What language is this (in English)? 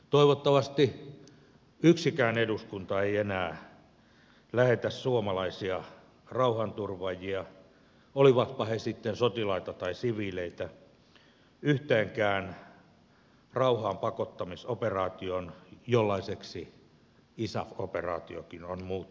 Finnish